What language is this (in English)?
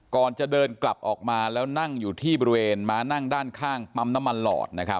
Thai